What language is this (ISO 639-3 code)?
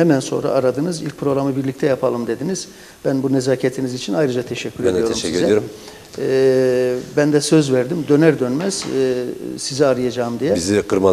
tur